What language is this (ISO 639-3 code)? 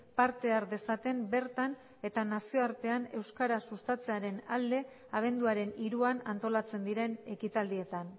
eus